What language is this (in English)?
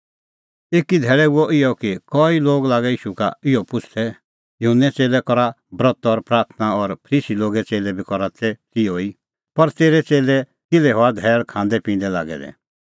Kullu Pahari